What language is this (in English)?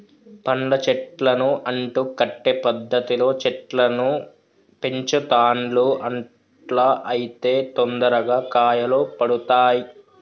Telugu